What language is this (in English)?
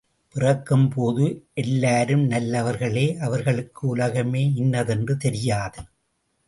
Tamil